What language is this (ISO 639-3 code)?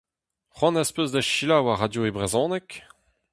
bre